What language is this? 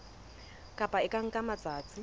Southern Sotho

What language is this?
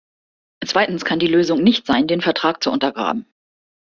German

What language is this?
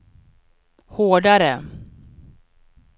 Swedish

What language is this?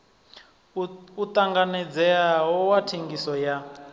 Venda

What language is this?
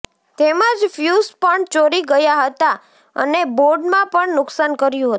Gujarati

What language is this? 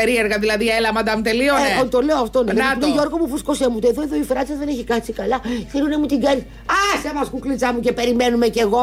Greek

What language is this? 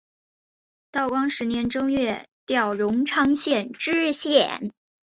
Chinese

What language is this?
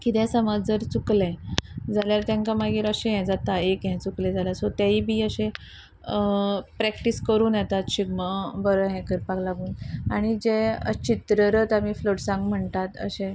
Konkani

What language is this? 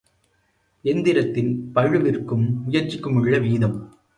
Tamil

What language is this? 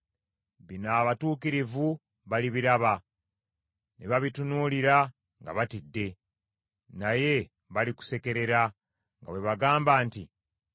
Ganda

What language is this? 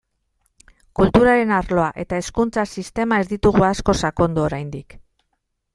Basque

